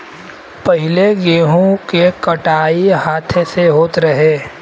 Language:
Bhojpuri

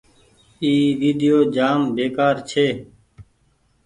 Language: Goaria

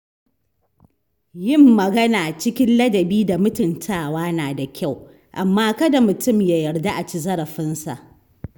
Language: Hausa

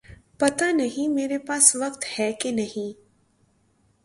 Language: Urdu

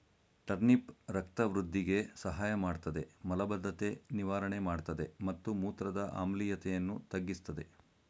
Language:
Kannada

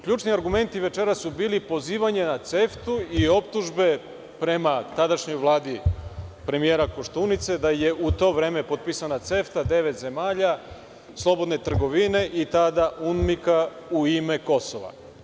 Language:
Serbian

